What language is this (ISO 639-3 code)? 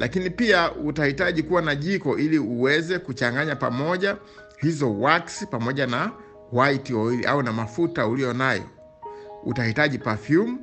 swa